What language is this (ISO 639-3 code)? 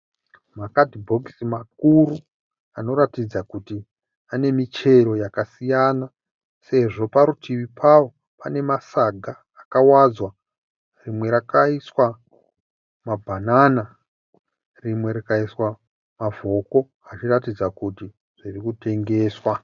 sna